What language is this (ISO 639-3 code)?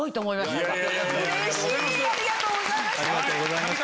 jpn